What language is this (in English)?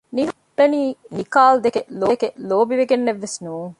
Divehi